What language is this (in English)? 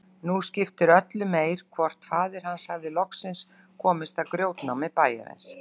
Icelandic